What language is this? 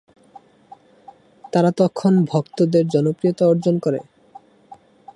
Bangla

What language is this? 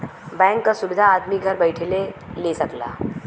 Bhojpuri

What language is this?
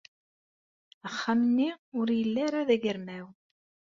Kabyle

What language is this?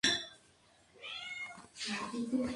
Spanish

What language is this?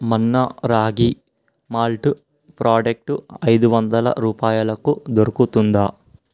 Telugu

